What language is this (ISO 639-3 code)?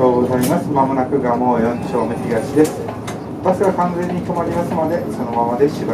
jpn